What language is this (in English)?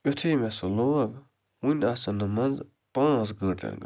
Kashmiri